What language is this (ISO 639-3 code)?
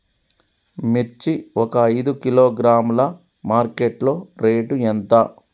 tel